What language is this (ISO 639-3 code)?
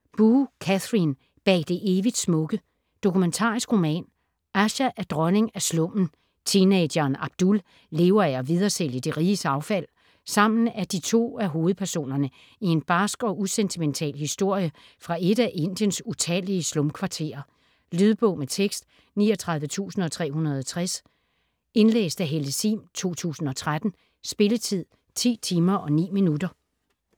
dan